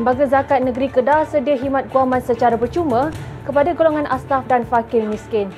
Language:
Malay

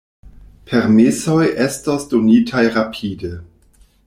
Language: Esperanto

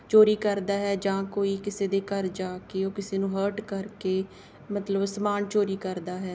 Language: Punjabi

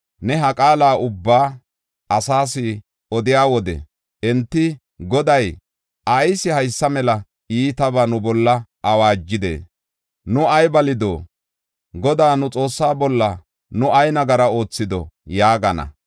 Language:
Gofa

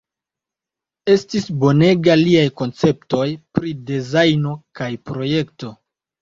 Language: Esperanto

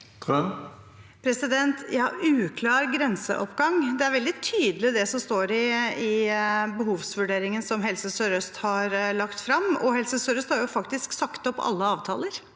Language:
Norwegian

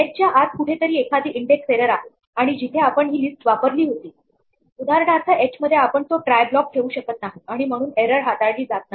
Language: Marathi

